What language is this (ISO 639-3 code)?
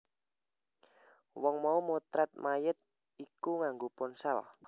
jav